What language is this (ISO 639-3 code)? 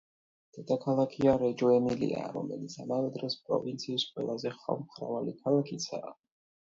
kat